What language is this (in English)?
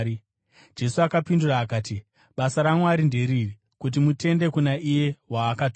Shona